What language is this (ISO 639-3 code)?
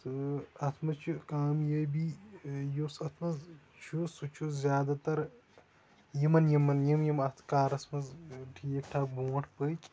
kas